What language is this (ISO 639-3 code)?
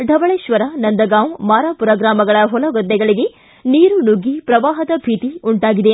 kan